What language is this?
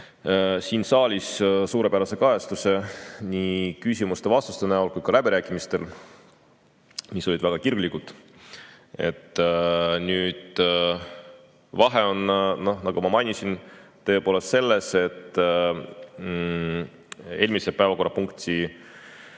Estonian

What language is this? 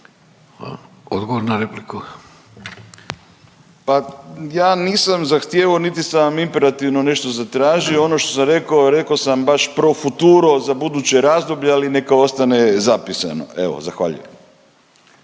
Croatian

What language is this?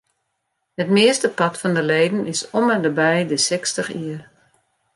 Western Frisian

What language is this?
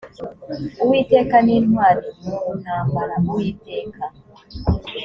Kinyarwanda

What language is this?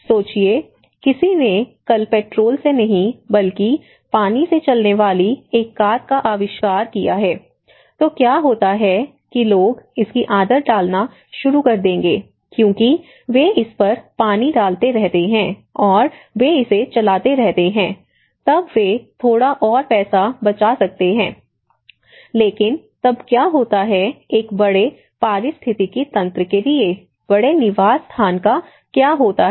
Hindi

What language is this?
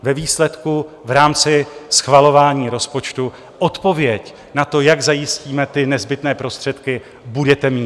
Czech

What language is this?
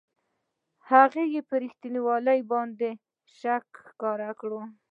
Pashto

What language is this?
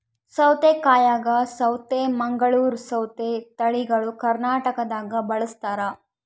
Kannada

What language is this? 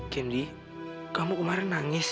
Indonesian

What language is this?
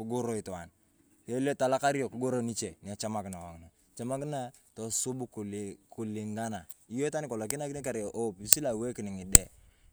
Turkana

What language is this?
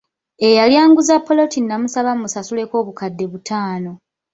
Ganda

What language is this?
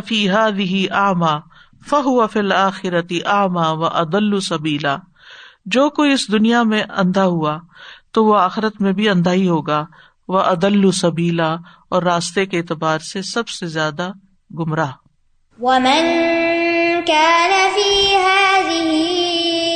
Urdu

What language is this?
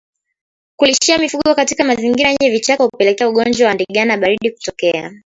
Swahili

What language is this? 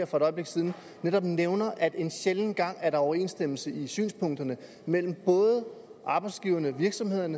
Danish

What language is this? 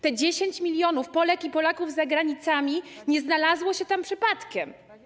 Polish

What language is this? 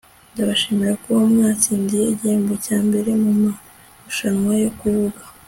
Kinyarwanda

